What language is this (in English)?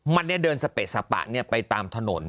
Thai